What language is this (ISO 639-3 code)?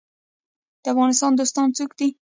pus